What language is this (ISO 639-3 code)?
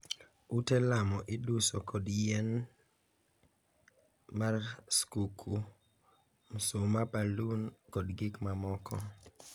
luo